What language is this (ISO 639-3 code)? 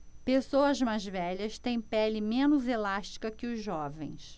por